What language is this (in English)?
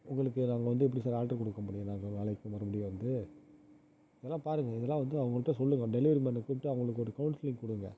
Tamil